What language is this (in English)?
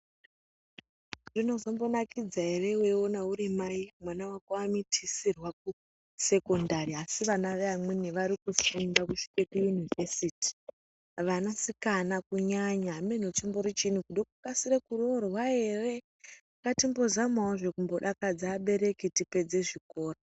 Ndau